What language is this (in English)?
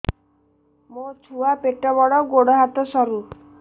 Odia